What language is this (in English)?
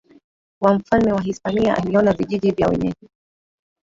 Swahili